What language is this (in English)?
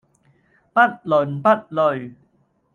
Cantonese